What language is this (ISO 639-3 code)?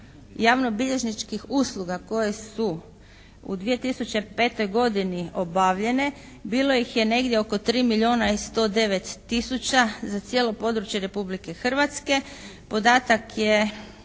hrv